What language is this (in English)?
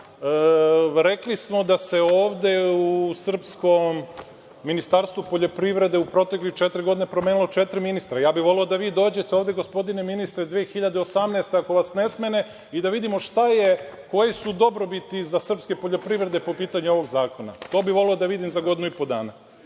Serbian